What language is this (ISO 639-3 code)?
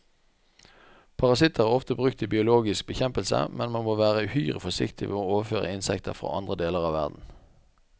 nor